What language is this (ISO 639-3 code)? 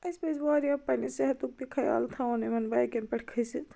kas